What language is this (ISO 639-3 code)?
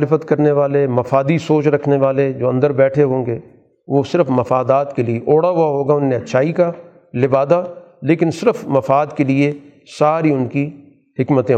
urd